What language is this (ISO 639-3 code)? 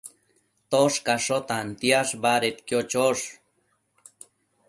mcf